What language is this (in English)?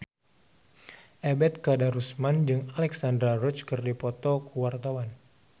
Sundanese